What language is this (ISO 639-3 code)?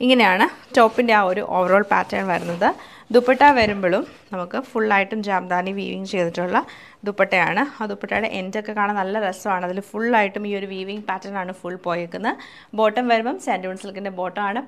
mal